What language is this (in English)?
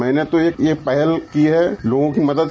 Hindi